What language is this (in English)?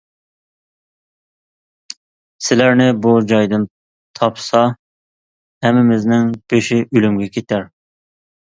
Uyghur